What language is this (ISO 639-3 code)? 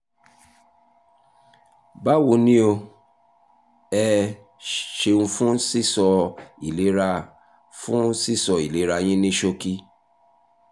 yor